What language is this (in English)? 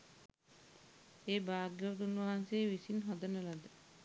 Sinhala